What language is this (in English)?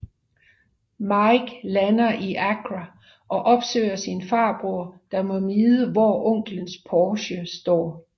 Danish